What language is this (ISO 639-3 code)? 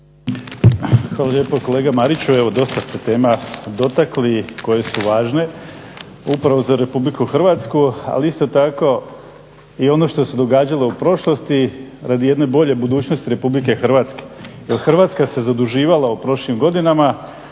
hrv